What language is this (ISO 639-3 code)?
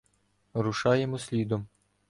ukr